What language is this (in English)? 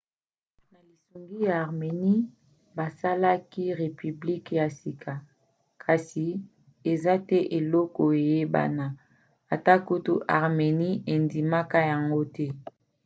Lingala